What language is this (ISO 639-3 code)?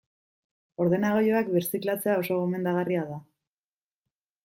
eus